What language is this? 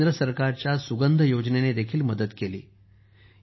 Marathi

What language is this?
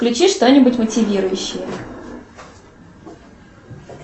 Russian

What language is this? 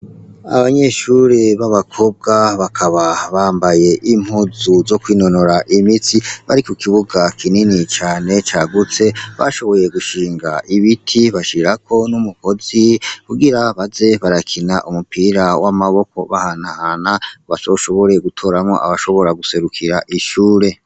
Rundi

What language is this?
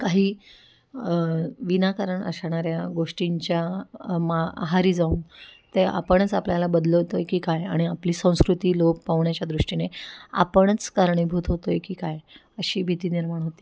Marathi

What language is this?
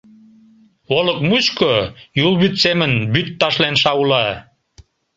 Mari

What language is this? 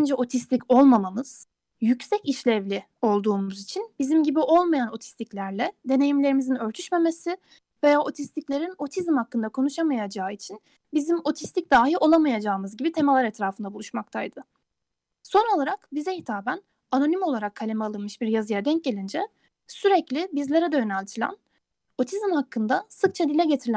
Turkish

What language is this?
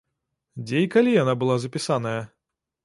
Belarusian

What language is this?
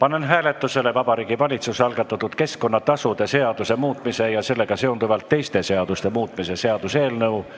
Estonian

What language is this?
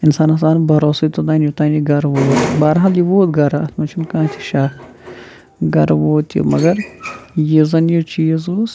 Kashmiri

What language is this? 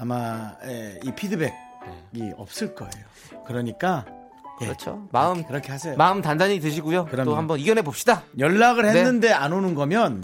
Korean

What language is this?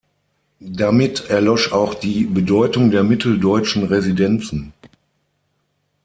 German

